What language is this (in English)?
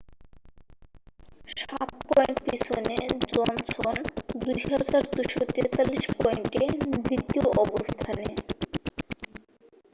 Bangla